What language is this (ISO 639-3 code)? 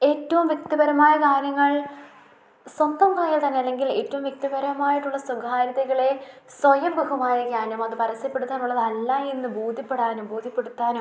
mal